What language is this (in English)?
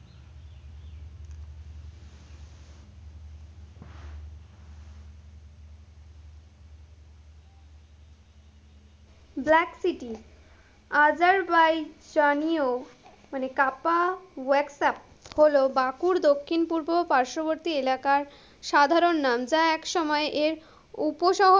Bangla